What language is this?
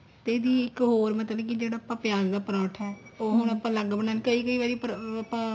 Punjabi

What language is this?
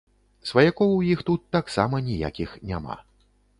Belarusian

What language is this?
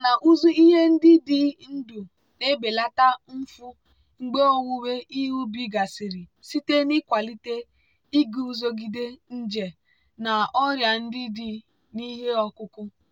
Igbo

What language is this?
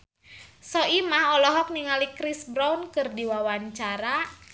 Sundanese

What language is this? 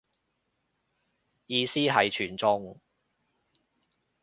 Cantonese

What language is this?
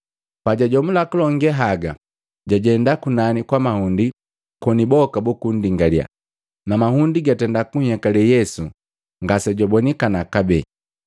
Matengo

